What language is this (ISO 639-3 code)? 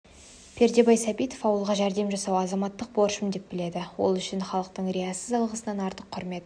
kaz